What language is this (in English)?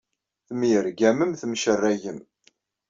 Kabyle